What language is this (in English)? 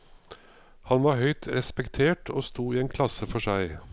Norwegian